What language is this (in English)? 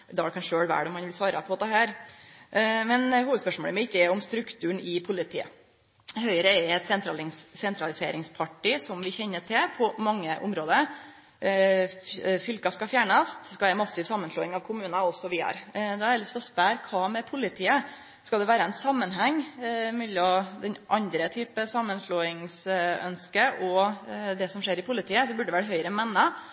Norwegian Nynorsk